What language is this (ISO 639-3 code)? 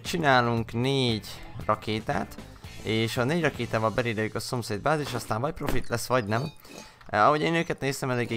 hun